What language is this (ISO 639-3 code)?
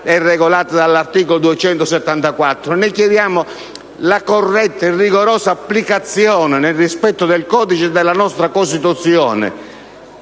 ita